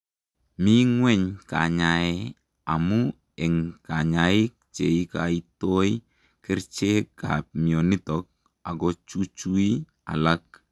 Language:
Kalenjin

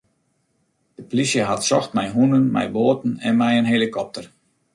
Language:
Western Frisian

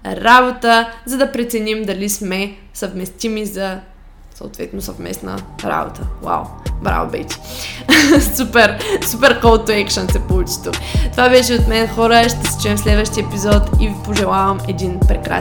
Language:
Bulgarian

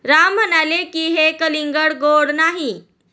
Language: Marathi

